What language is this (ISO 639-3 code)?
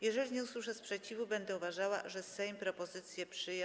pol